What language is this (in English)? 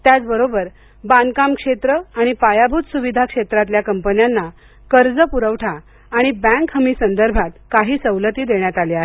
Marathi